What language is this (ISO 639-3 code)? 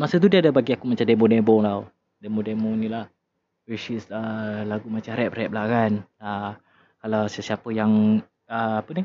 msa